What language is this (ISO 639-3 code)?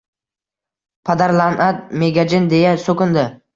uzb